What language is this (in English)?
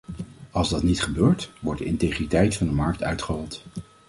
Dutch